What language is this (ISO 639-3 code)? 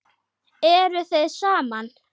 isl